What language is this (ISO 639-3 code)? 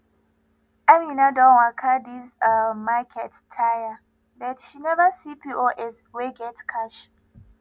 pcm